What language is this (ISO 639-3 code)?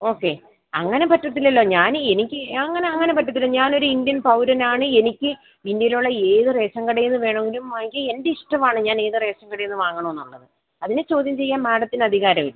mal